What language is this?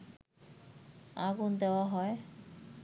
Bangla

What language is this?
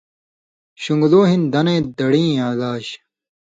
Indus Kohistani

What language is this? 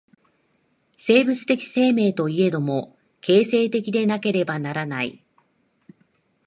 Japanese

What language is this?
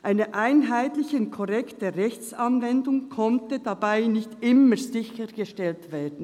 Swiss German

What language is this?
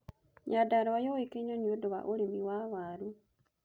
Kikuyu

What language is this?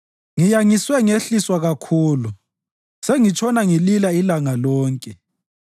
North Ndebele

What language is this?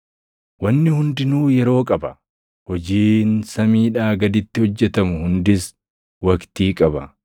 Oromo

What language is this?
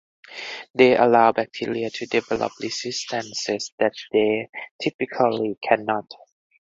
English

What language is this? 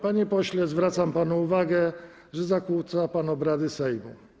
Polish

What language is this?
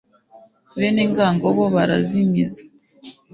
Kinyarwanda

